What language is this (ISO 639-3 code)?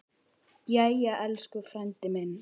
isl